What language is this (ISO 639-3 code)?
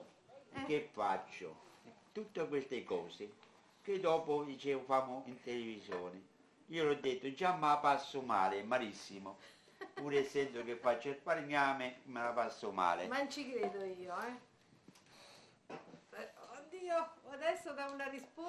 ita